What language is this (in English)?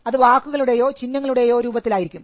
Malayalam